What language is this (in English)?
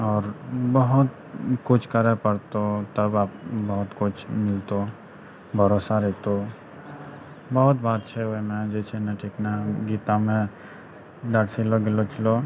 Maithili